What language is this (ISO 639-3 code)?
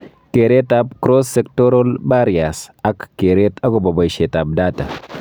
kln